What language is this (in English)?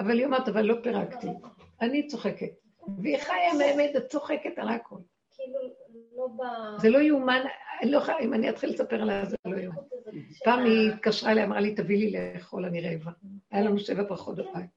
Hebrew